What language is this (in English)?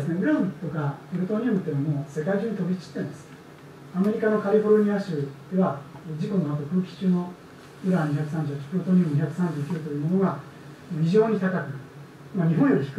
Japanese